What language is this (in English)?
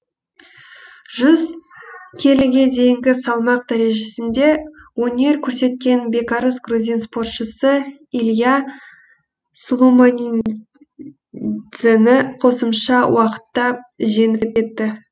Kazakh